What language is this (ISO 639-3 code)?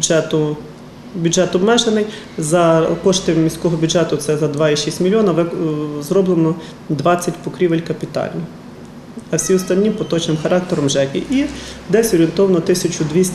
rus